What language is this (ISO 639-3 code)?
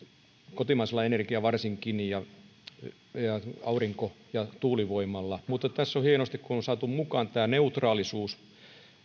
fin